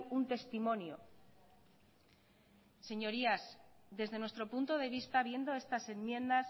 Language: Spanish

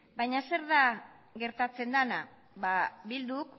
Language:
Basque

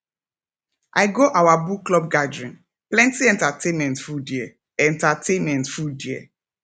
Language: Nigerian Pidgin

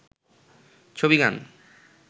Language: Bangla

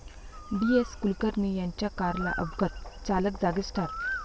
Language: Marathi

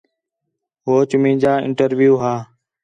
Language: Khetrani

